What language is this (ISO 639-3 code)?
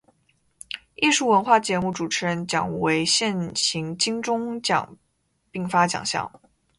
zho